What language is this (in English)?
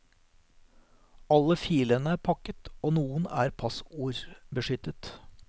Norwegian